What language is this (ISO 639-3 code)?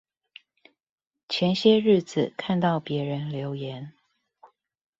zho